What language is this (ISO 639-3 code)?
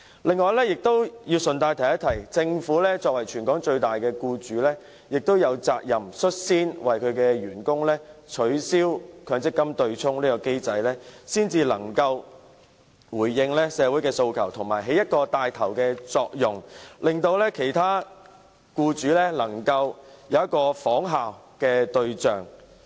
yue